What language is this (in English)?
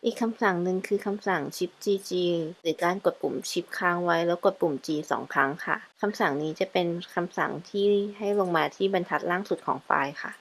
Thai